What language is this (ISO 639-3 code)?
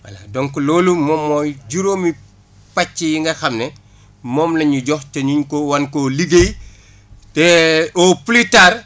wol